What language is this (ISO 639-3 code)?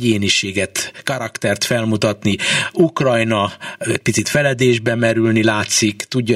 hun